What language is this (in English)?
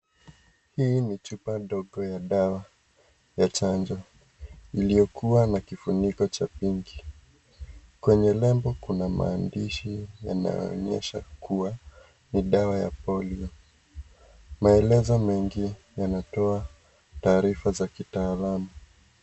Swahili